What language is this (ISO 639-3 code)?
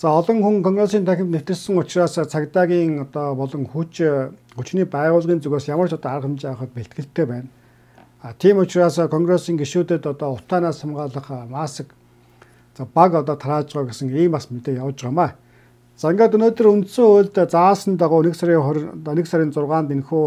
kor